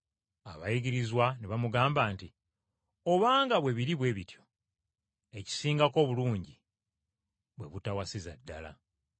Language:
Ganda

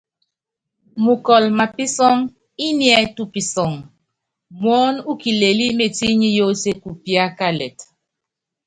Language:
Yangben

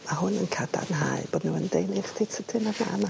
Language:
Welsh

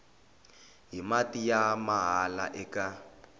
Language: Tsonga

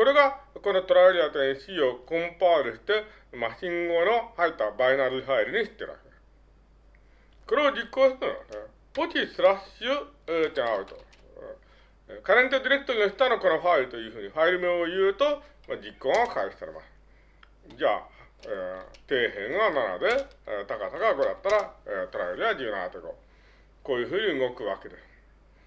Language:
Japanese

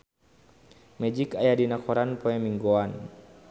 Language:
Sundanese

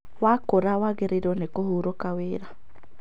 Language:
Kikuyu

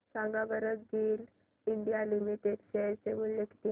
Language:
Marathi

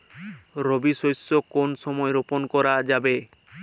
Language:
Bangla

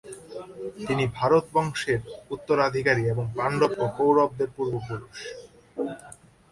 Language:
Bangla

